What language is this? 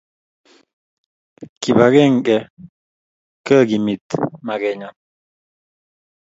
Kalenjin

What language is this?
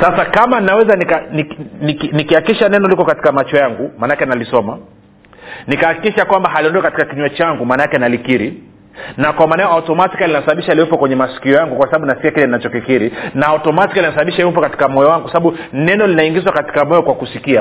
Swahili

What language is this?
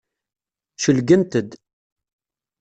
Kabyle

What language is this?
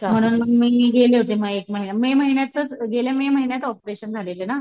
Marathi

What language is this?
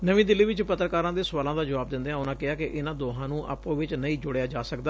Punjabi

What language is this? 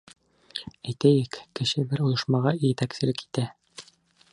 Bashkir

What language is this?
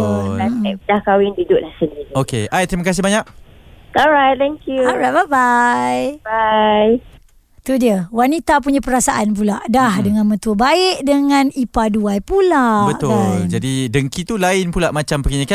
Malay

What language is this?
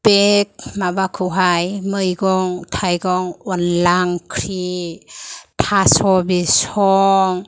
Bodo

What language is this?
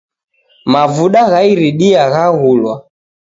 Taita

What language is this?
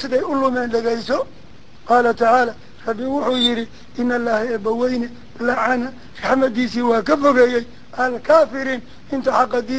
Arabic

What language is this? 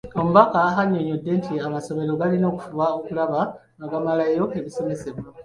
Ganda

